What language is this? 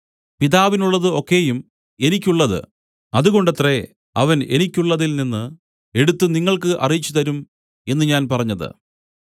Malayalam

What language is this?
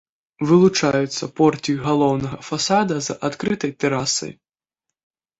Belarusian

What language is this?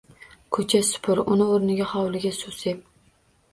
Uzbek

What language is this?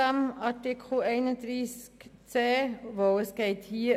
Swiss German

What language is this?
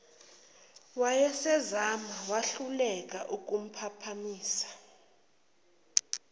Zulu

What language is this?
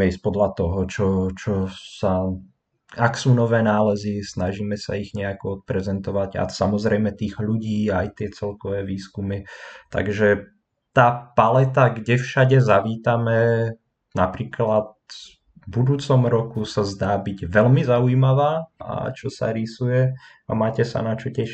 Slovak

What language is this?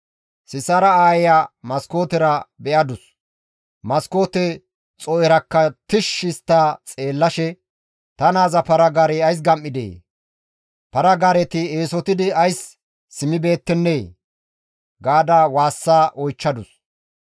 Gamo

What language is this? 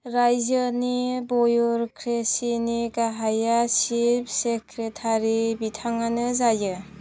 Bodo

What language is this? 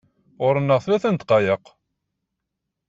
Kabyle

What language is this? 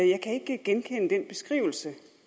Danish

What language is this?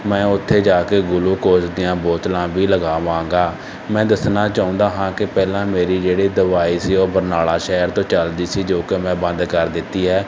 Punjabi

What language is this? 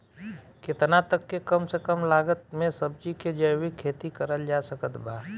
Bhojpuri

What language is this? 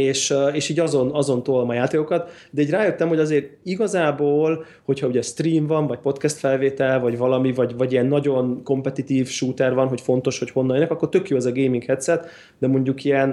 Hungarian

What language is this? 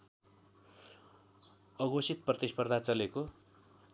Nepali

